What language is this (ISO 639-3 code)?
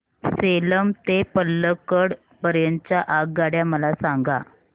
mar